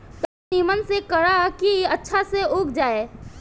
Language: Bhojpuri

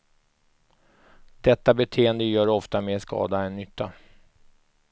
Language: Swedish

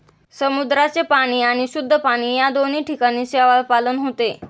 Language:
Marathi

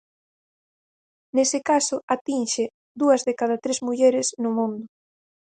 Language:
Galician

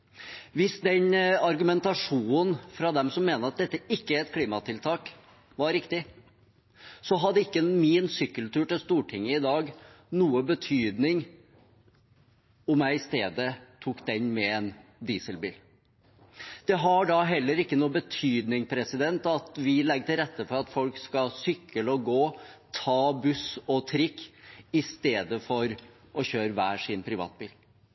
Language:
Norwegian Bokmål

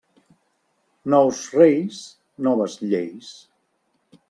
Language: Catalan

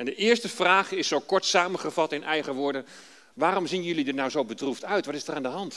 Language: Dutch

